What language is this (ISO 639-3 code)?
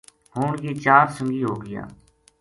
gju